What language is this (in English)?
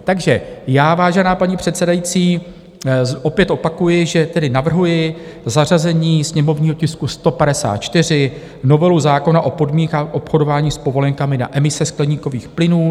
Czech